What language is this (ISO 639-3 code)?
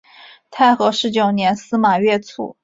zho